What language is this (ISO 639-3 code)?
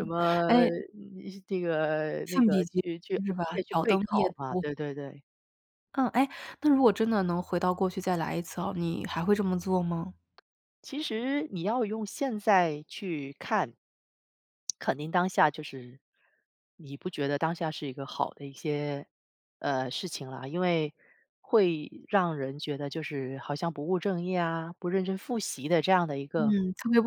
zho